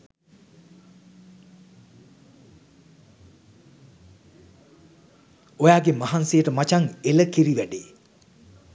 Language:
Sinhala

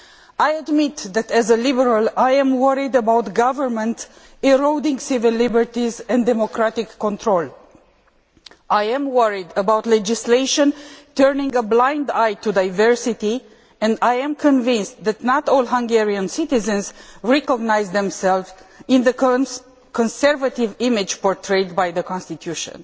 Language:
English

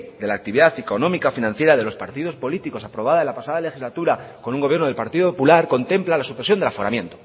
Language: Spanish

